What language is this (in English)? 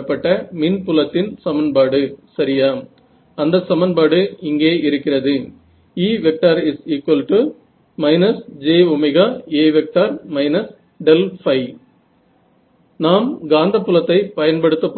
Marathi